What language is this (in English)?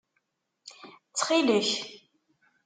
Kabyle